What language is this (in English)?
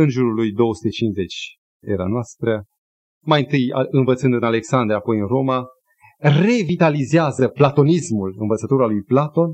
Romanian